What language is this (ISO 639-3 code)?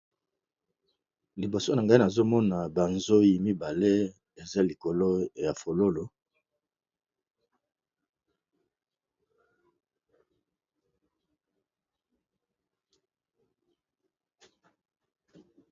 lin